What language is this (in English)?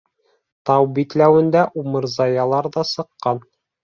Bashkir